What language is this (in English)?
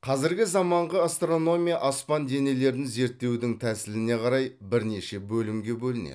Kazakh